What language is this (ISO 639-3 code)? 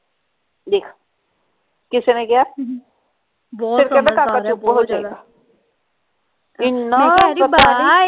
pan